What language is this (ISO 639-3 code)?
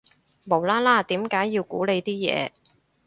yue